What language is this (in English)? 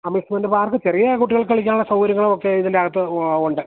Malayalam